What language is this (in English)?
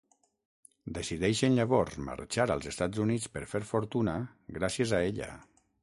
Catalan